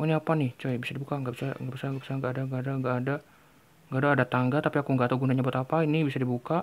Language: Indonesian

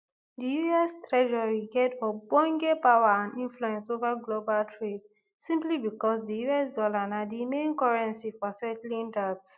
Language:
Nigerian Pidgin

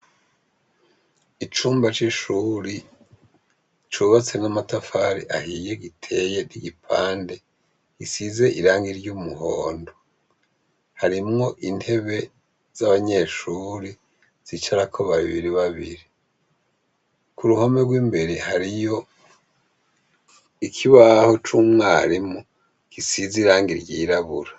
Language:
Rundi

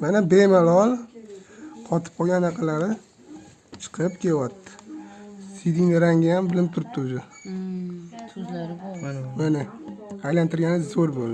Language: Turkish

